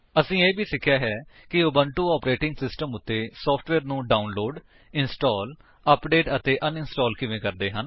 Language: Punjabi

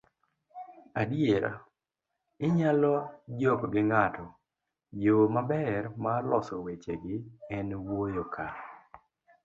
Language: Luo (Kenya and Tanzania)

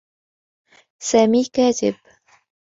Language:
Arabic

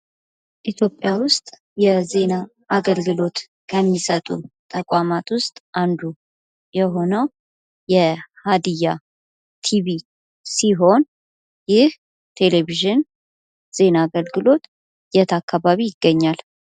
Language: Amharic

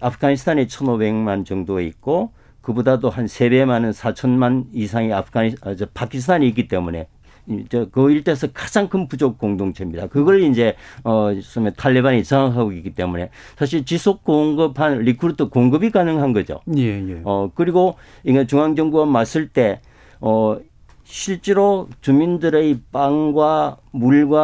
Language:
Korean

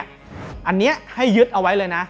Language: Thai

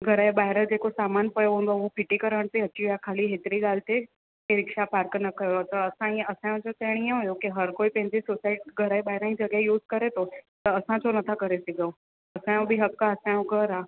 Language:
Sindhi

